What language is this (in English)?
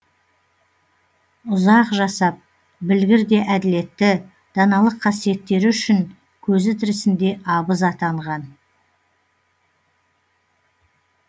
Kazakh